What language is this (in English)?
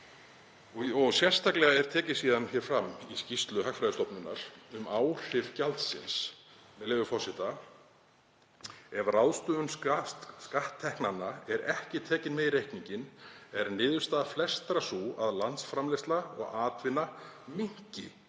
Icelandic